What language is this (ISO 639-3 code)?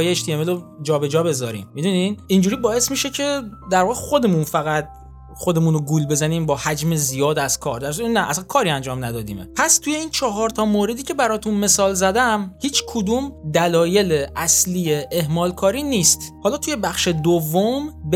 fas